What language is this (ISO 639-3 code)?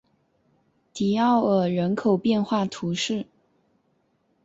zho